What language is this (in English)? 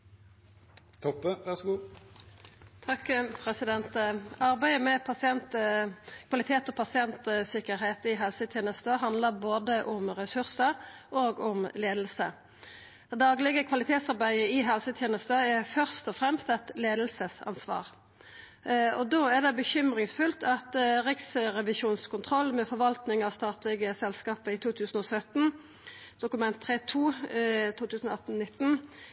Norwegian